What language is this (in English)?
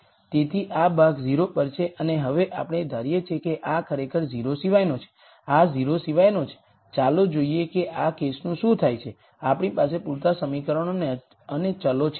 Gujarati